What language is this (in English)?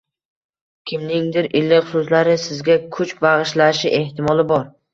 Uzbek